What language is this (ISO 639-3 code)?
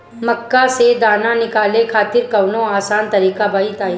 bho